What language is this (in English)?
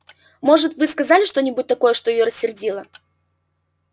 Russian